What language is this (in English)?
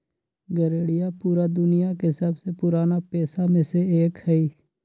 Magahi